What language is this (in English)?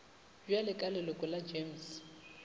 Northern Sotho